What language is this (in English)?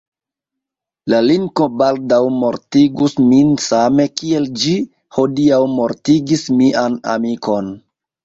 Esperanto